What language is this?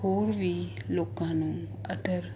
Punjabi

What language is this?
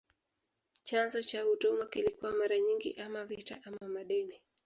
Swahili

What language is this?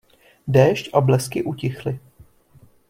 Czech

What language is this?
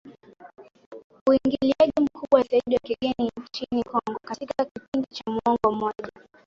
Swahili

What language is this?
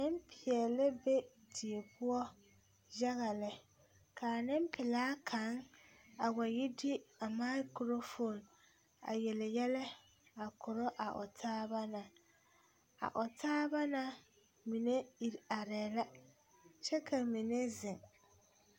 Southern Dagaare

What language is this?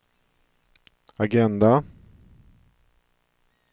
Swedish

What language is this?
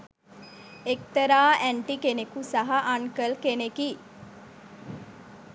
Sinhala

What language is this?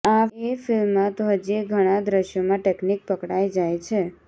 Gujarati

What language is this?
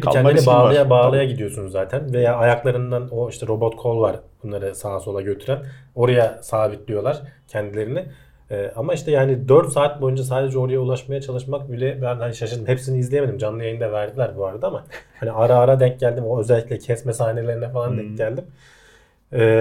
Turkish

